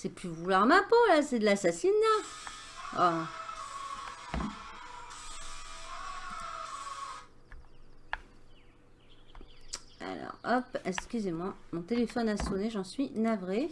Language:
French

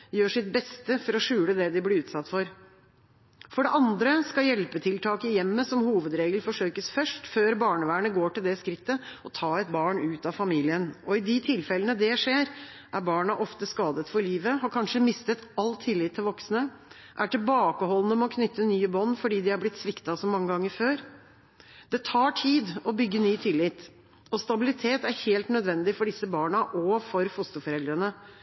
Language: Norwegian Bokmål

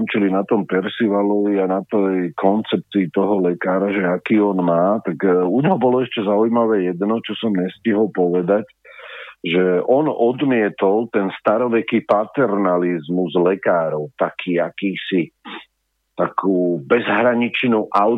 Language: Slovak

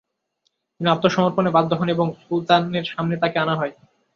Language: Bangla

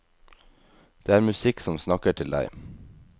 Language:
Norwegian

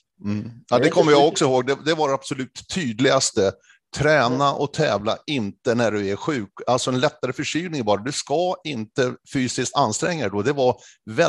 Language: Swedish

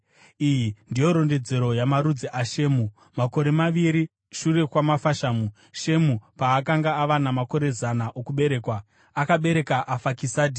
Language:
Shona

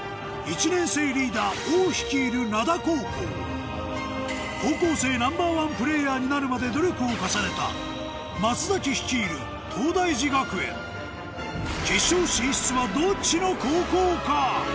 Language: Japanese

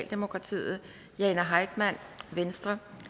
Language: Danish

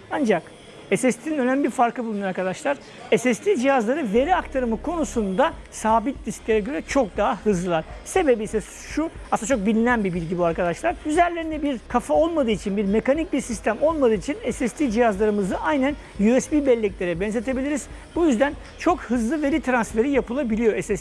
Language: Turkish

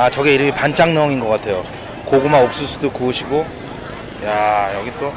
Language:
Korean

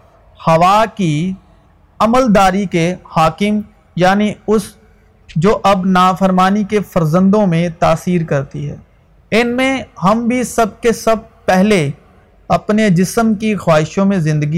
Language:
Urdu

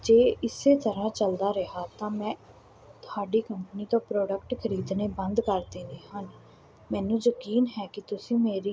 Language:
Punjabi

